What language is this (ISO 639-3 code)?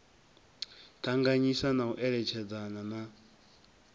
ven